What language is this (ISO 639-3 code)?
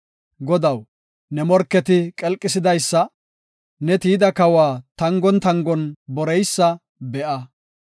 gof